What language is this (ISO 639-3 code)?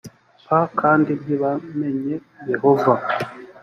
kin